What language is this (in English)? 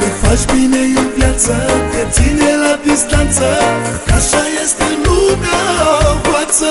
Romanian